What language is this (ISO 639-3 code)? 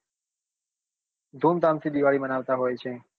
guj